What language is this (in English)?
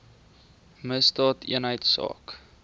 Afrikaans